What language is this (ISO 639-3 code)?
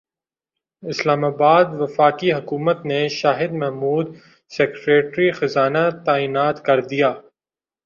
urd